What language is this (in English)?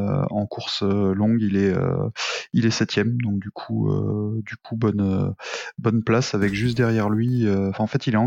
French